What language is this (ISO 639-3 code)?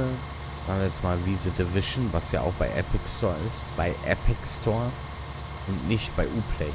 deu